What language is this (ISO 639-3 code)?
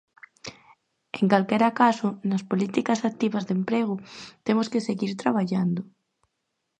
glg